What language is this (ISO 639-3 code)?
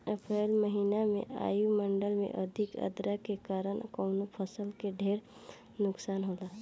bho